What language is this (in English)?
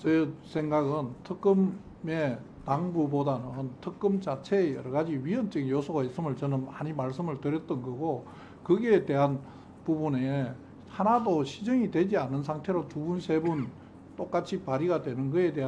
Korean